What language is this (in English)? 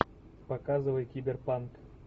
Russian